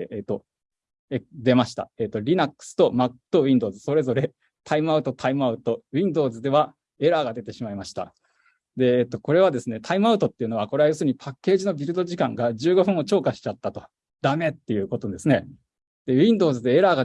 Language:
Japanese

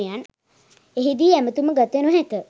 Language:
Sinhala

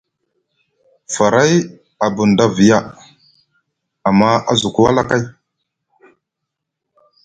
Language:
Musgu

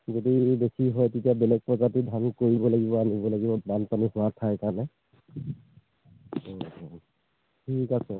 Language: Assamese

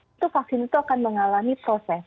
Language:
Indonesian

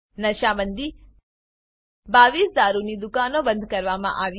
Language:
Gujarati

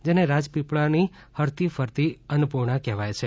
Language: Gujarati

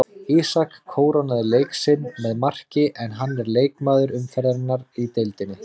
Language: Icelandic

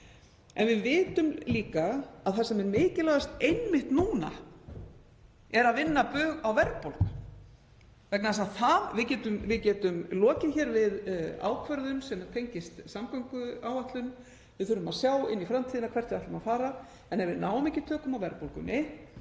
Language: Icelandic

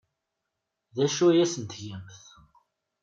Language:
Kabyle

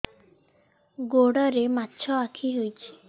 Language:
Odia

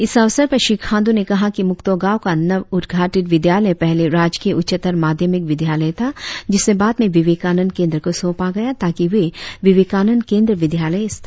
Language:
Hindi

